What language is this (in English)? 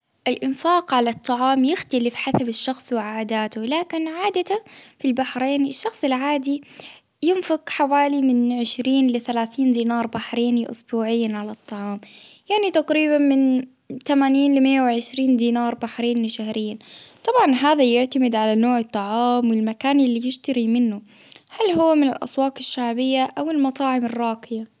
Baharna Arabic